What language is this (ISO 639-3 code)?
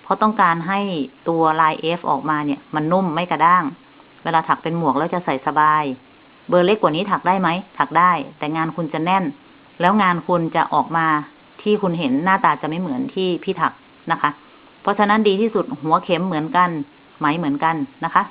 tha